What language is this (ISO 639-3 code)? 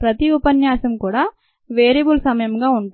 tel